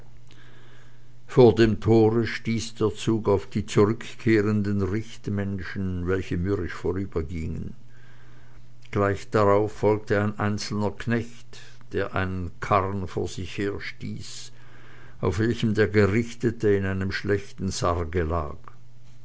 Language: German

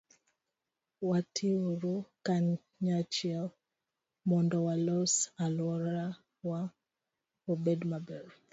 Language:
Luo (Kenya and Tanzania)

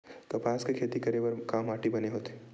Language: Chhattisgarhi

